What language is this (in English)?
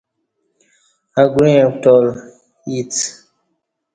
Kati